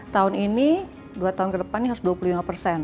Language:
Indonesian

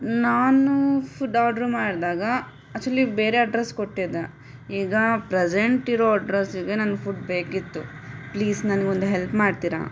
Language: Kannada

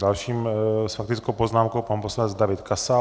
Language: Czech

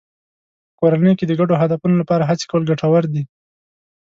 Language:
Pashto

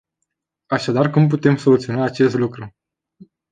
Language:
Romanian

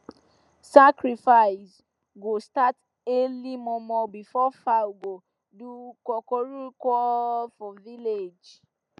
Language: Nigerian Pidgin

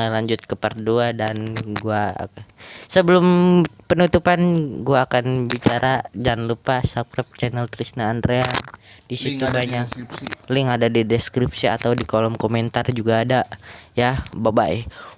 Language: Indonesian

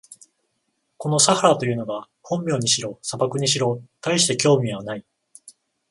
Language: Japanese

